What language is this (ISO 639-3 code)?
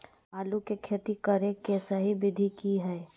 mag